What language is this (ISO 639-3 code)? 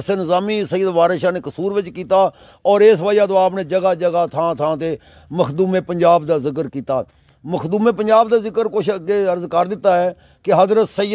hin